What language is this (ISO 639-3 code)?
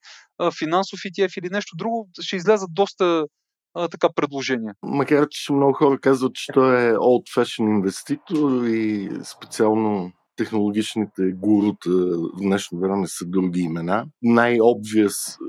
bul